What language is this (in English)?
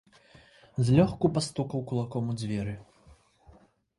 Belarusian